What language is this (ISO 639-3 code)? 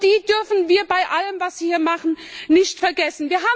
deu